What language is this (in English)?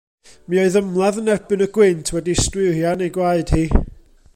Welsh